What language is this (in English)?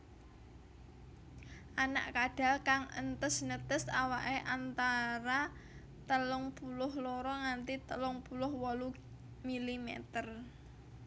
Javanese